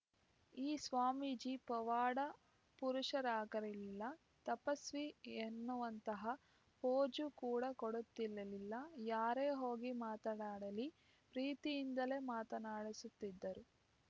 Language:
Kannada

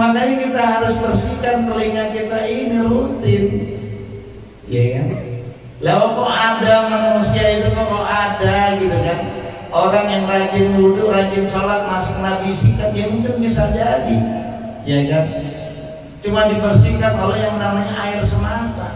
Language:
Indonesian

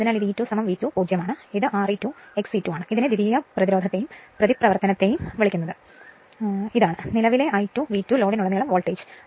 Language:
Malayalam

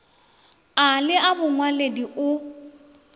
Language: Northern Sotho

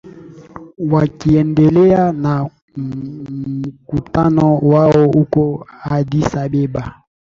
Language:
Swahili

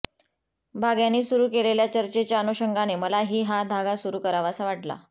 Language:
Marathi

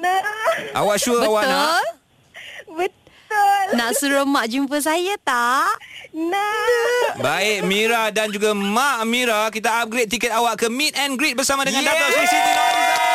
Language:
Malay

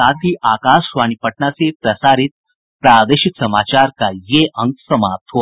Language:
Hindi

